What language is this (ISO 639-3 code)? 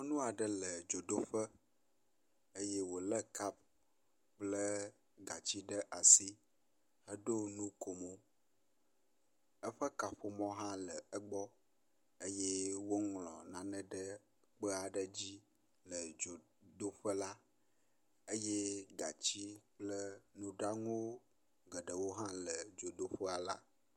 ewe